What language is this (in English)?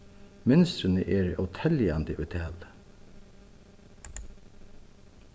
Faroese